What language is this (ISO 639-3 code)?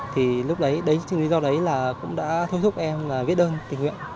vie